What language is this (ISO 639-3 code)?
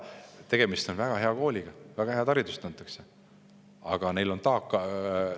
est